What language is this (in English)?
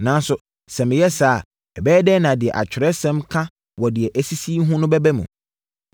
Akan